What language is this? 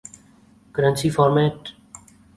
Urdu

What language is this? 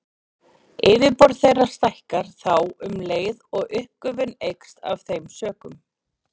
Icelandic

